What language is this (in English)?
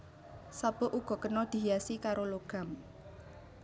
Javanese